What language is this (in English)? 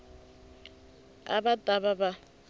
Tsonga